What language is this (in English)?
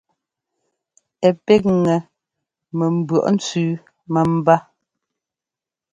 Ngomba